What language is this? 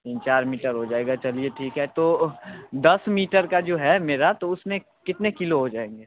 Hindi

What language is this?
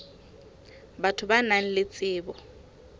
Southern Sotho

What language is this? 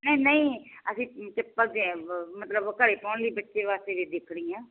Punjabi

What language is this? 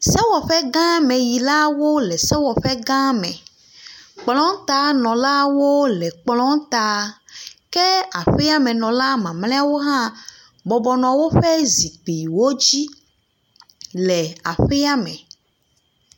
Ewe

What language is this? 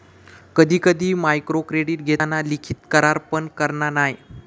Marathi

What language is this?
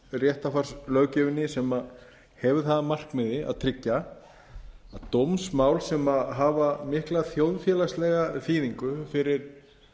Icelandic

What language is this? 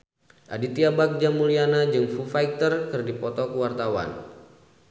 Sundanese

